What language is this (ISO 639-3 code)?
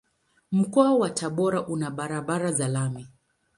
swa